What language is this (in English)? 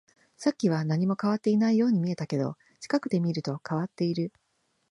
Japanese